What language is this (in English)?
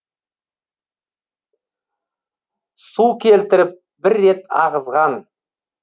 Kazakh